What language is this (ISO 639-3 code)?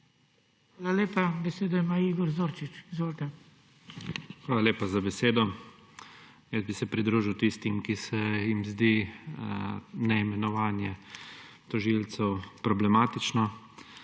slv